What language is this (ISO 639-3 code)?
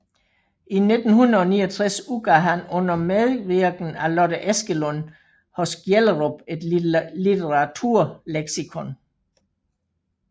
dan